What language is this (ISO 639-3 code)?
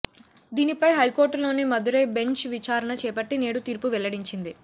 tel